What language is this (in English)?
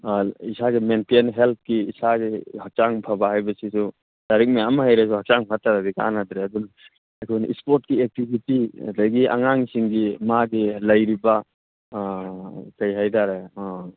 Manipuri